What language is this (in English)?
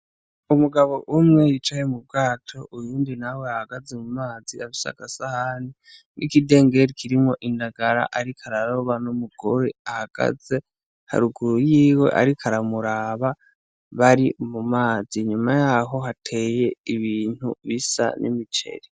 Rundi